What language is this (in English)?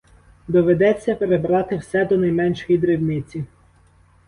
Ukrainian